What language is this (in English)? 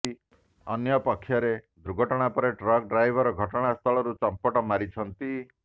Odia